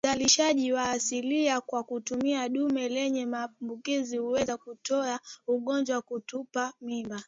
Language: Swahili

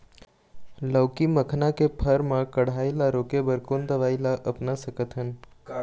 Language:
Chhattisgarhi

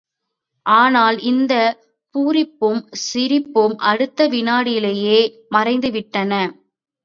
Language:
Tamil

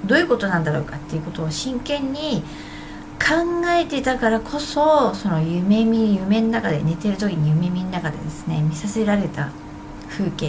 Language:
Japanese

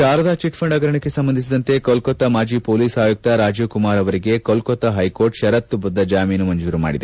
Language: Kannada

